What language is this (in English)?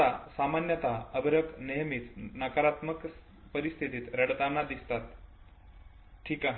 Marathi